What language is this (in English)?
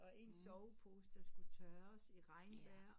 Danish